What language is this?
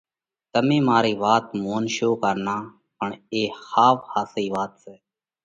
Parkari Koli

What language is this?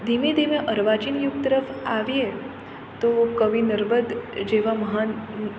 Gujarati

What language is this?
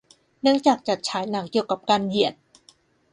Thai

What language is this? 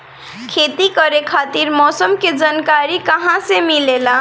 Bhojpuri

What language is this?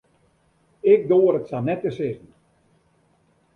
Western Frisian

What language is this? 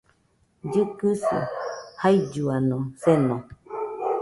Nüpode Huitoto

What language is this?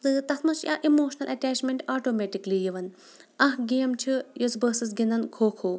Kashmiri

